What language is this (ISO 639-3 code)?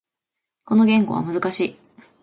jpn